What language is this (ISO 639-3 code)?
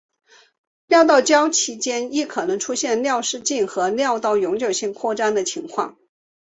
zho